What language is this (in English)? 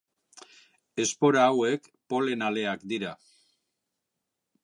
Basque